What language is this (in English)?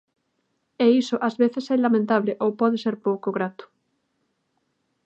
Galician